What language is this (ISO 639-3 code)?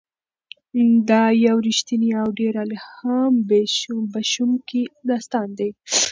pus